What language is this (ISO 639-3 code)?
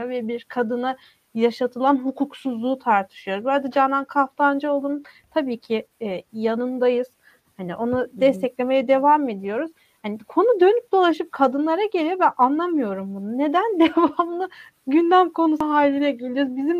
tur